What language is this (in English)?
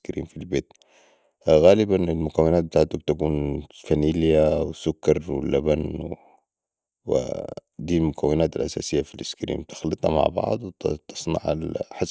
Sudanese Arabic